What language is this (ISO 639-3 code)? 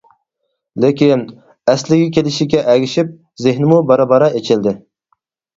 uig